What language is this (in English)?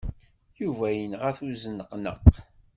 Kabyle